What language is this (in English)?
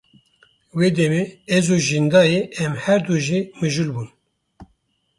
Kurdish